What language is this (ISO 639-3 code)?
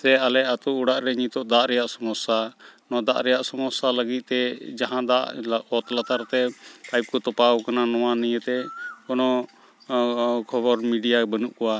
sat